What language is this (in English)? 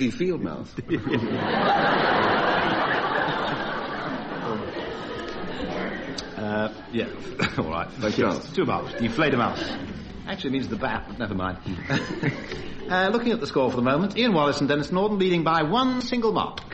English